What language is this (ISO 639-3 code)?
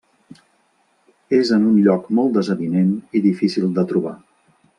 cat